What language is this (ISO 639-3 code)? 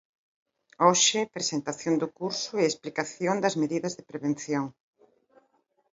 glg